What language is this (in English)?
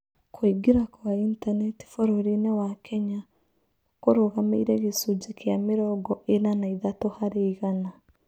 Kikuyu